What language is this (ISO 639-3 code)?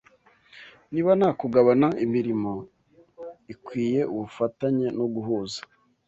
kin